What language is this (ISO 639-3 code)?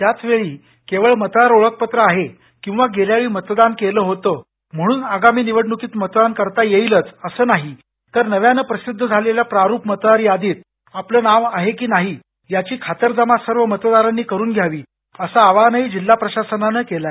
mar